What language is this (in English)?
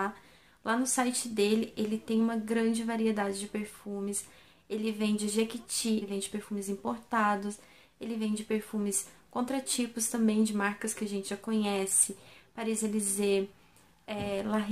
Portuguese